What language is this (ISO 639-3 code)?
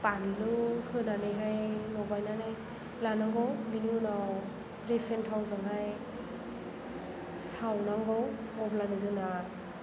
brx